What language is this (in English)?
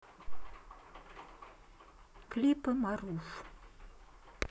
Russian